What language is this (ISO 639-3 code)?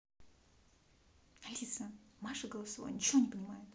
rus